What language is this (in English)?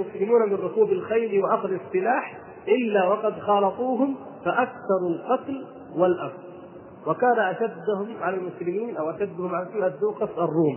Arabic